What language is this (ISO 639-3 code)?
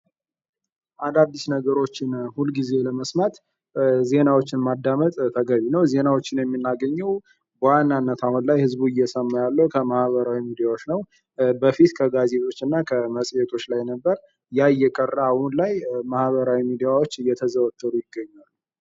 amh